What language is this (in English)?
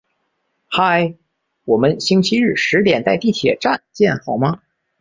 Chinese